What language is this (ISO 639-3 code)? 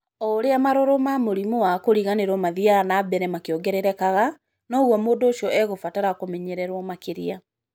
kik